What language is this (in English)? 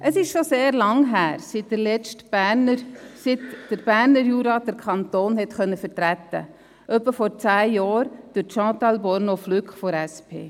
Swiss German